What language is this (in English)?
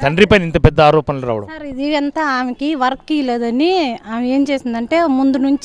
Telugu